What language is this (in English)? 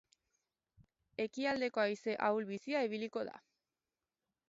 Basque